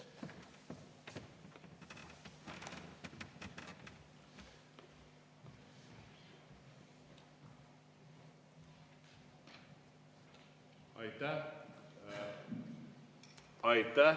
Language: Estonian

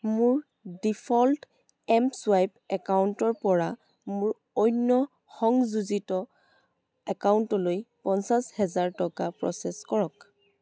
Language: Assamese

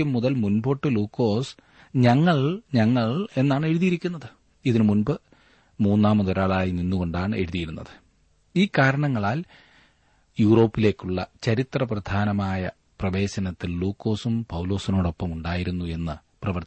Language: Malayalam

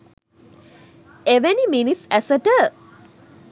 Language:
Sinhala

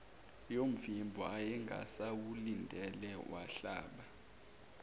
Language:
Zulu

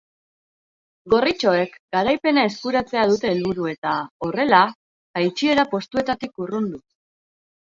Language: Basque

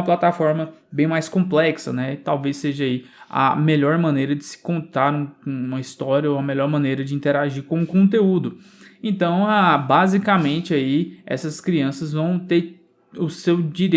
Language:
Portuguese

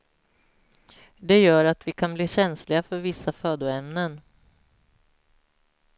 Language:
Swedish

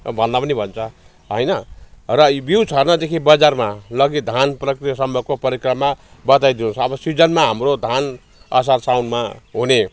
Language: Nepali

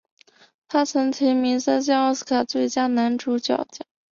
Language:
Chinese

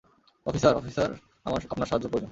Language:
Bangla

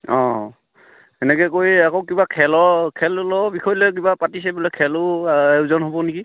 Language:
Assamese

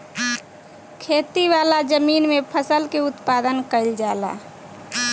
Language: Bhojpuri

